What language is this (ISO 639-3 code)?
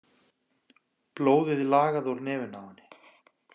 isl